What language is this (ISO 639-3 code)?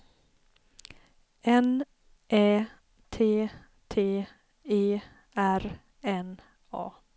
swe